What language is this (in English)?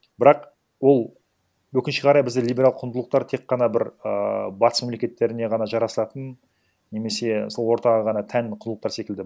Kazakh